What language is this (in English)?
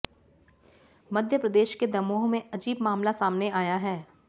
Hindi